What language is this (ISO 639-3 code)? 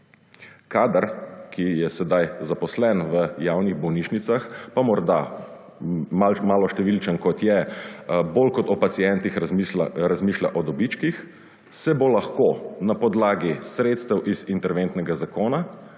slv